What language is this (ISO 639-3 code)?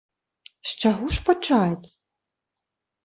bel